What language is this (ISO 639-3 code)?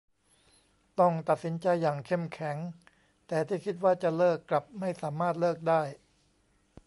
tha